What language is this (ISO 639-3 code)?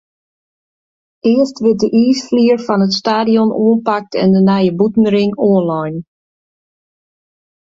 fry